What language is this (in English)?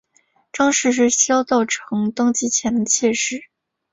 Chinese